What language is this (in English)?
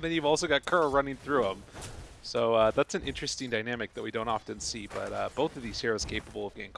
English